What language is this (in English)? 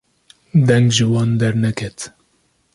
Kurdish